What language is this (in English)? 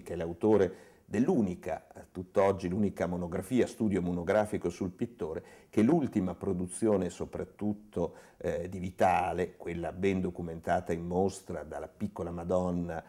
Italian